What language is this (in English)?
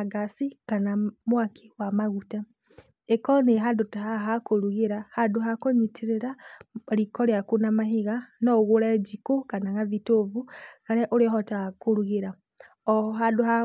Kikuyu